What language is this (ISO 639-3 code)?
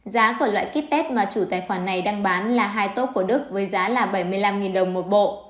vie